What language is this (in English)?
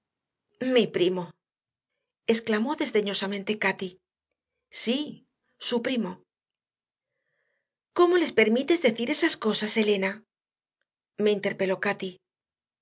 Spanish